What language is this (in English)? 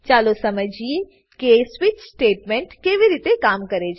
Gujarati